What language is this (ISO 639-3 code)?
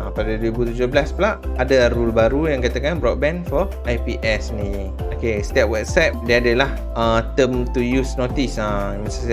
msa